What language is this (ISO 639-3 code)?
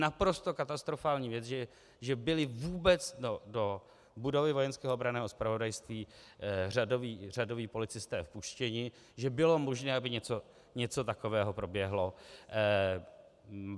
ces